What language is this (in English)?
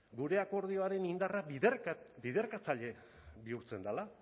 Basque